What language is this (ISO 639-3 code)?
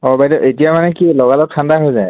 asm